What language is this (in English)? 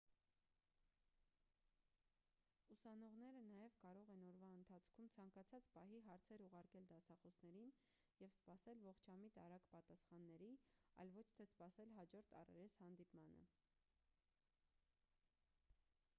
Armenian